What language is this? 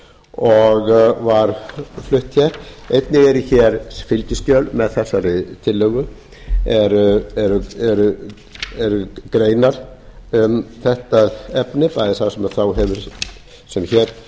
Icelandic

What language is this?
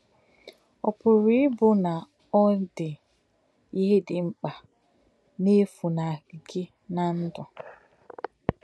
Igbo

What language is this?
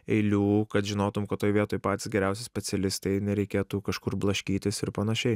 Lithuanian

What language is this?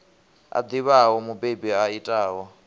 Venda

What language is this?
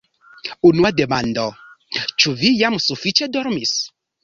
Esperanto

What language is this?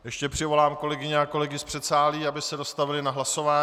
Czech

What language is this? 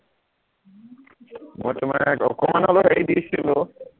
Assamese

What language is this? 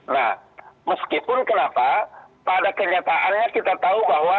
Indonesian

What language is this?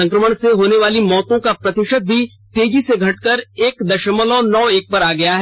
Hindi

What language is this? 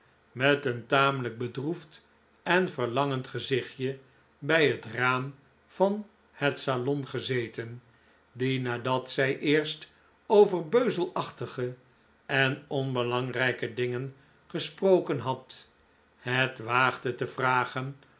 Dutch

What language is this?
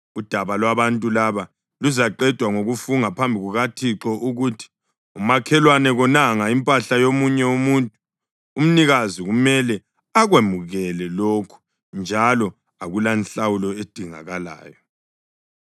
North Ndebele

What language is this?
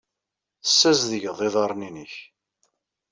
Kabyle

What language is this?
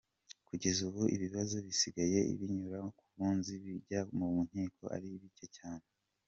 Kinyarwanda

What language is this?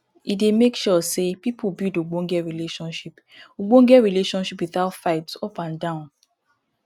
Nigerian Pidgin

